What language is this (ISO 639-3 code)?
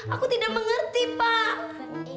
ind